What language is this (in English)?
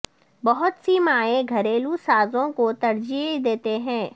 Urdu